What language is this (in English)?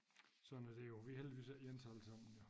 Danish